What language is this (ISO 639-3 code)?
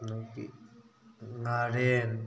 mni